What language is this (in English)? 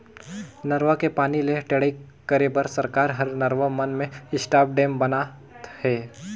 Chhattisgarhi